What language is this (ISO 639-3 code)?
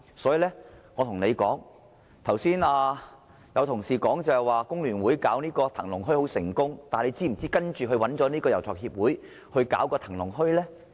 yue